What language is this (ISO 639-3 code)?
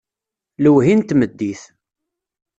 kab